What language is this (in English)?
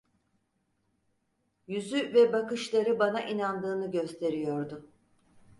Turkish